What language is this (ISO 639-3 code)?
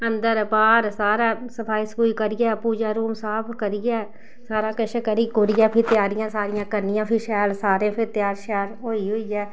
doi